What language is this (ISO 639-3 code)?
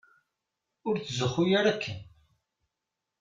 kab